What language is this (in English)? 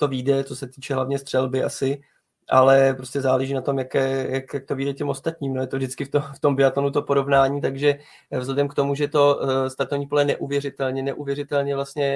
Czech